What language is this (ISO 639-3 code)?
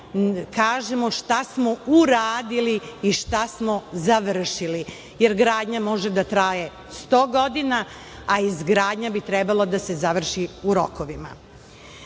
srp